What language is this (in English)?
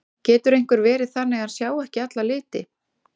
Icelandic